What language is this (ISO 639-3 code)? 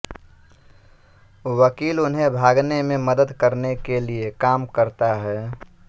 hin